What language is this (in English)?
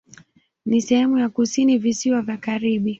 Swahili